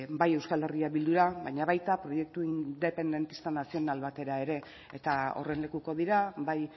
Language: Basque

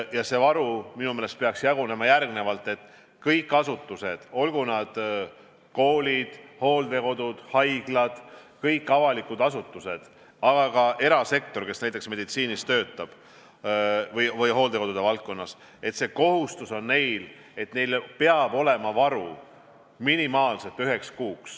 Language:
Estonian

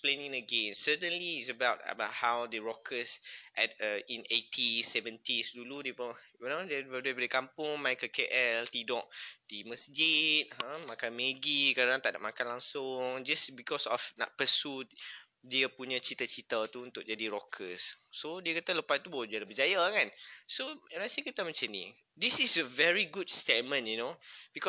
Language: Malay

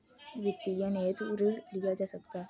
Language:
Hindi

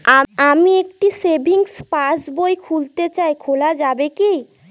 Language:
Bangla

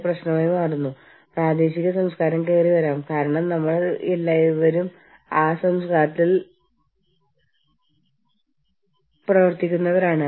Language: Malayalam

